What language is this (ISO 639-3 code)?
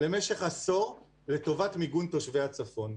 heb